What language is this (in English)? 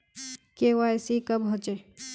Magahi